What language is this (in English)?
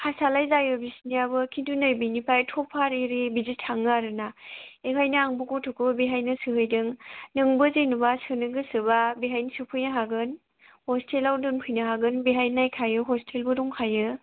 Bodo